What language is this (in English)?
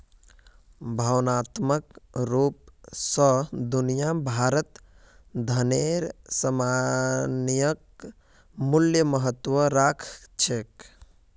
Magahi